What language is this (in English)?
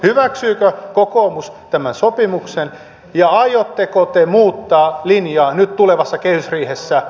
Finnish